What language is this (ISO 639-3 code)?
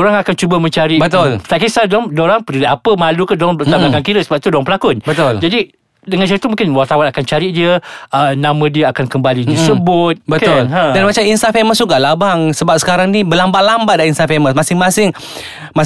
msa